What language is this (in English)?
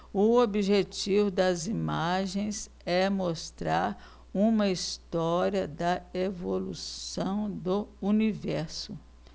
Portuguese